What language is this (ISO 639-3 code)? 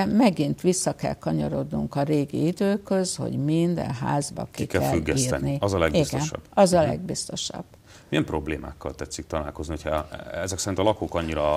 hun